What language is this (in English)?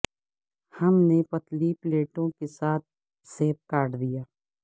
Urdu